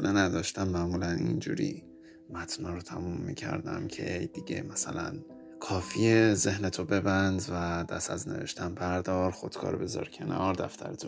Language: Persian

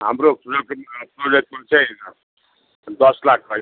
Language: Nepali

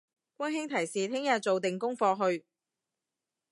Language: Cantonese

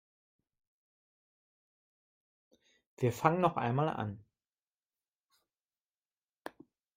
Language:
German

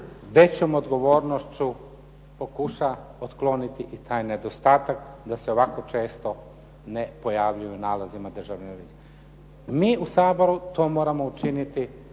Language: Croatian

